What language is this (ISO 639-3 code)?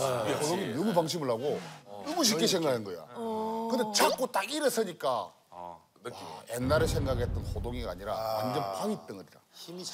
kor